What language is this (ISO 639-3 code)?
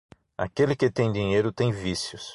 por